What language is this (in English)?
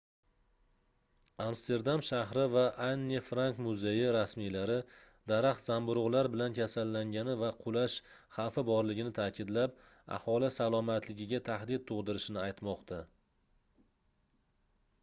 Uzbek